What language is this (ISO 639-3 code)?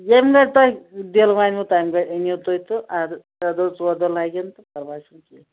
kas